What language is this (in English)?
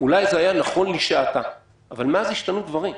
Hebrew